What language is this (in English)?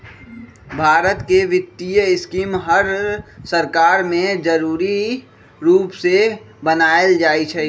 Magahi